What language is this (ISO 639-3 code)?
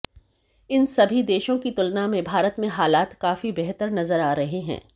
hin